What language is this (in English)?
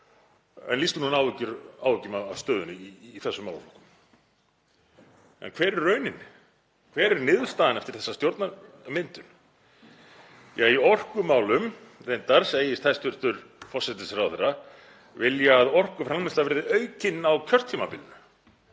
Icelandic